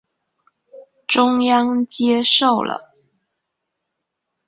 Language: Chinese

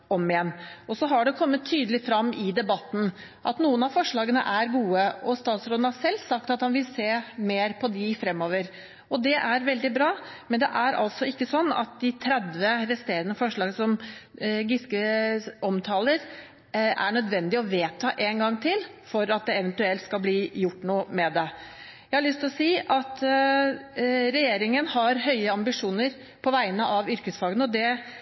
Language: Norwegian Bokmål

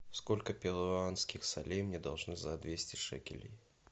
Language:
Russian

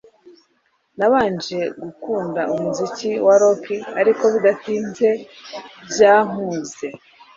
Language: Kinyarwanda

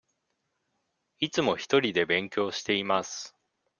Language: Japanese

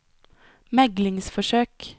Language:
Norwegian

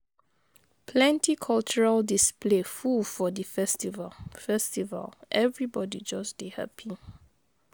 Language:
Nigerian Pidgin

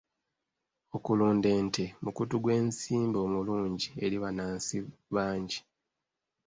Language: Ganda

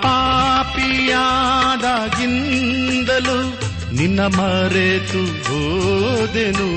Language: Kannada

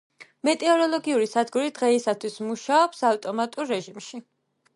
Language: Georgian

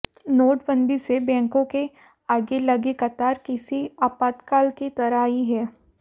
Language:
Hindi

